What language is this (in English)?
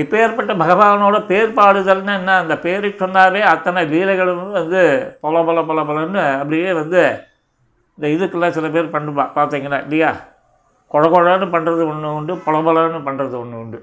Tamil